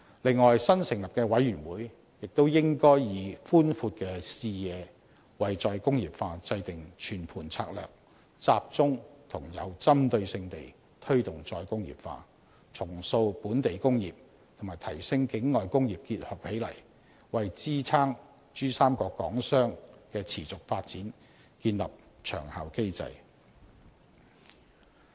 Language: Cantonese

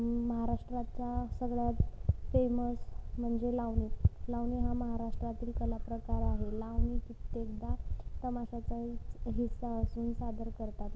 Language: Marathi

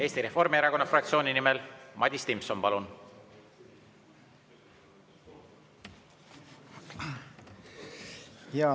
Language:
Estonian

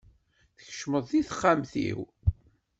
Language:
Kabyle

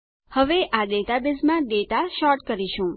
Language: Gujarati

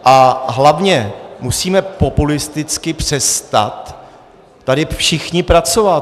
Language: Czech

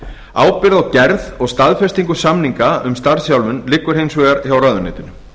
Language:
Icelandic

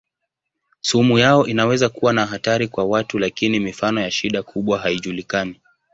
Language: Swahili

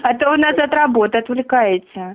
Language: Russian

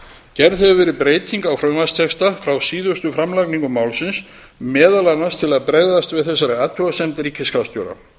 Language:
Icelandic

